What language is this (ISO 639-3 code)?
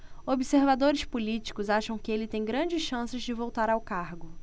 por